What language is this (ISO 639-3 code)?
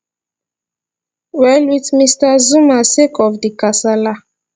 pcm